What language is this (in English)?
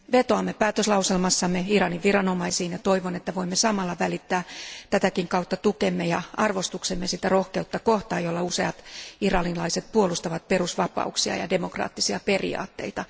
Finnish